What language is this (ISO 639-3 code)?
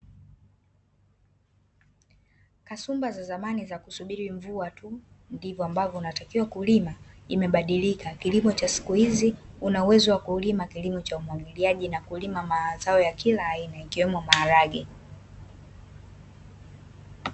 swa